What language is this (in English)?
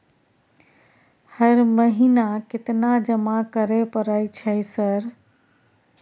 Maithili